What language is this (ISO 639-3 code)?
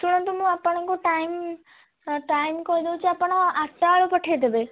ori